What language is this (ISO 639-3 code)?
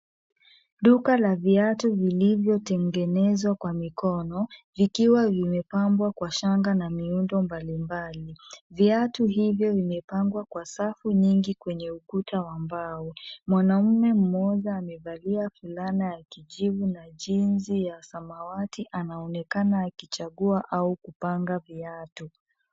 swa